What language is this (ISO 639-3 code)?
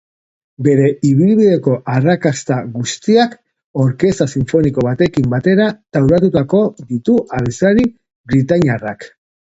eus